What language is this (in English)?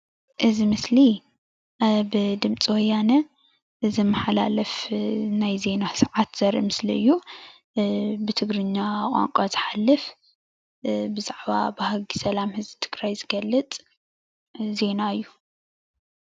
Tigrinya